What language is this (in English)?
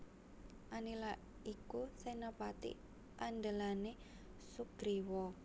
Javanese